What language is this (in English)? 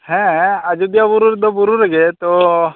Santali